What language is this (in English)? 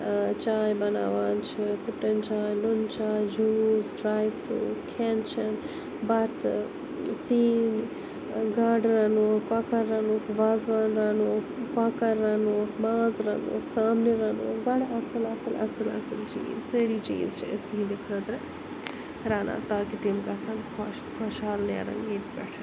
Kashmiri